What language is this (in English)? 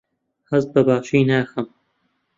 Central Kurdish